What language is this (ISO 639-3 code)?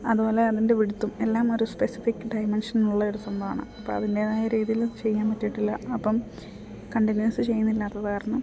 mal